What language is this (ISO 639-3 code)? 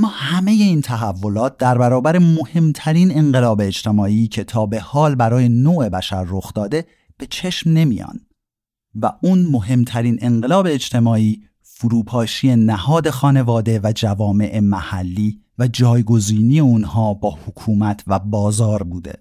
fas